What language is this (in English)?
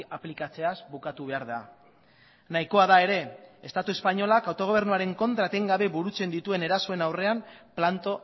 Basque